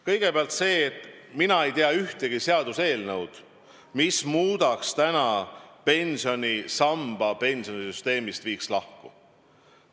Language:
Estonian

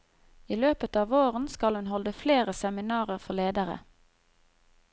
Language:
Norwegian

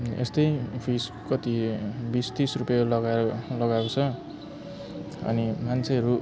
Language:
Nepali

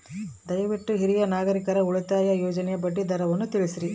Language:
Kannada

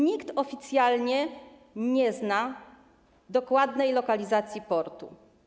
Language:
Polish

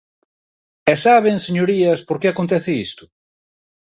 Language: Galician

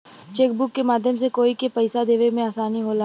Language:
Bhojpuri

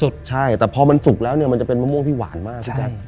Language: Thai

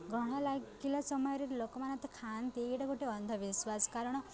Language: Odia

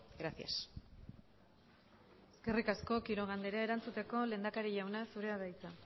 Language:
Basque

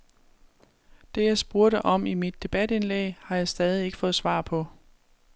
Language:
Danish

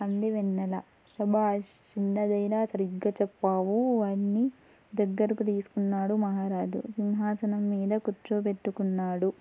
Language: Telugu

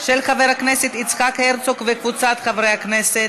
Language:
Hebrew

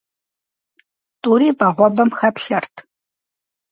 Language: Kabardian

